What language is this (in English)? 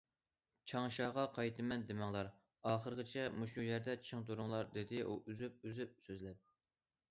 Uyghur